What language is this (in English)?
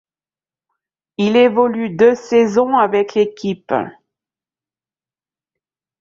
French